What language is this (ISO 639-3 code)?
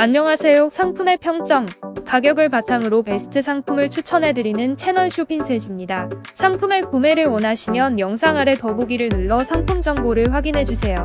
kor